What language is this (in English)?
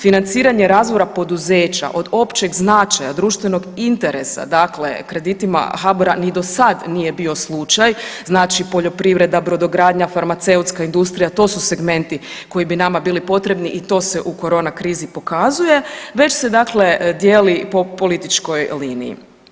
Croatian